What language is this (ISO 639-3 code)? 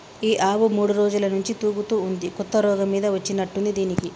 tel